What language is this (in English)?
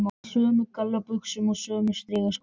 Icelandic